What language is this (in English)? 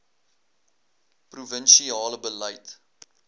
Afrikaans